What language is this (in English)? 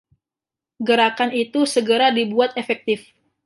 Indonesian